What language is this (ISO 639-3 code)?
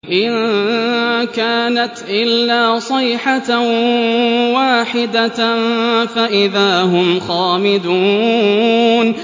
ara